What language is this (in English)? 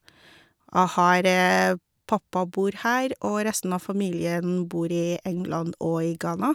Norwegian